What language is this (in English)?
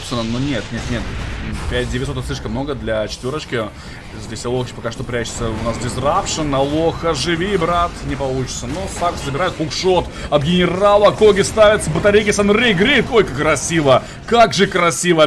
Russian